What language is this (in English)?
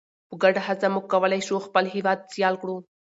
Pashto